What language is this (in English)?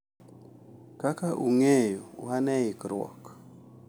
Luo (Kenya and Tanzania)